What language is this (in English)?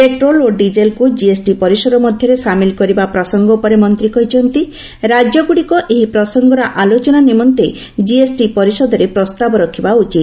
Odia